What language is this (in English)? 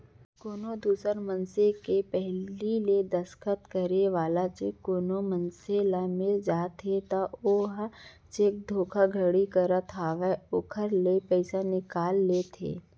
Chhattisgarhi